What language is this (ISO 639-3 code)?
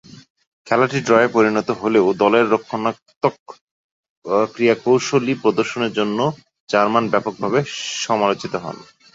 ben